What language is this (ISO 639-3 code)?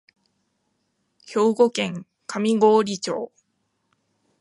jpn